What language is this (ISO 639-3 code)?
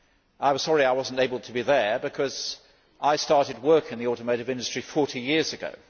eng